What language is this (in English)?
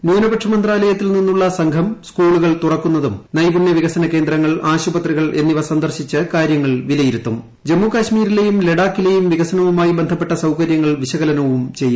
Malayalam